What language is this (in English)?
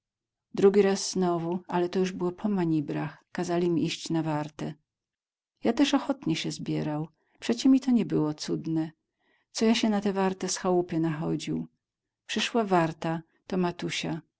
Polish